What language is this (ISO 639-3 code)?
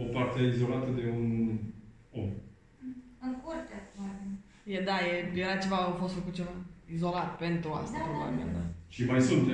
ron